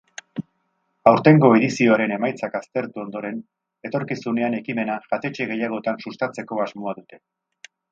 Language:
Basque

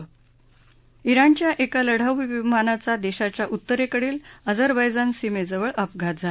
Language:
Marathi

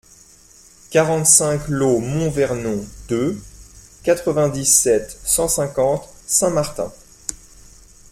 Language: French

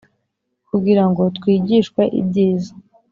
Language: Kinyarwanda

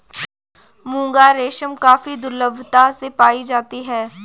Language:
Hindi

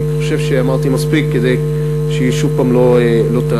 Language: Hebrew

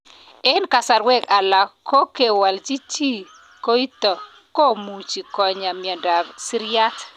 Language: Kalenjin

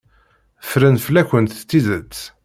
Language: Kabyle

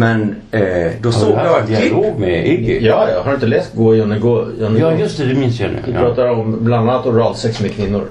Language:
Swedish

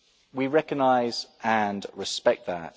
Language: English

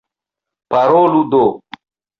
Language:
Esperanto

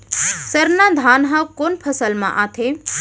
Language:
Chhattisgarhi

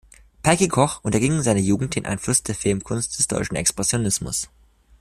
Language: German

